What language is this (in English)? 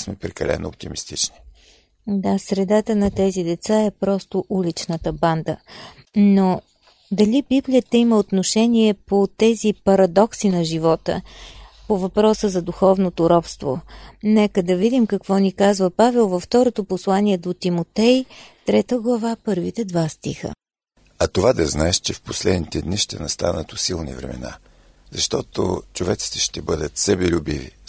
Bulgarian